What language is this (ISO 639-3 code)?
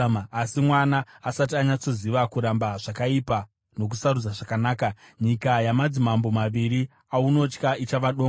sna